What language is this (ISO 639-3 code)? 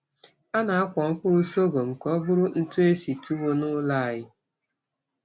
ibo